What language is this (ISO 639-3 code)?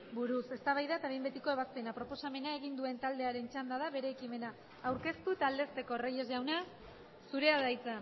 eus